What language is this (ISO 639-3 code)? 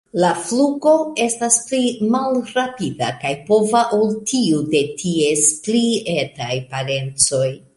epo